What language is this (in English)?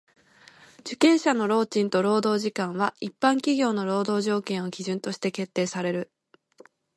Japanese